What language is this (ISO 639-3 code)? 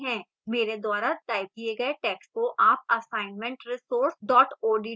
hin